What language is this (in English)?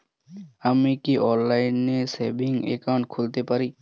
Bangla